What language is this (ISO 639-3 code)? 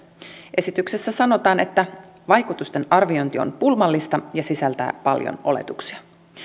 fin